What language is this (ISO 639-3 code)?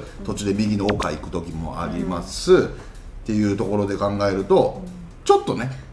jpn